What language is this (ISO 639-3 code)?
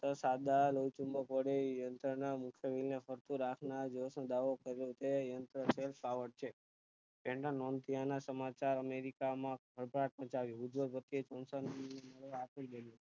guj